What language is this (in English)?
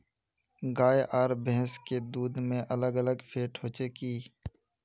Magahi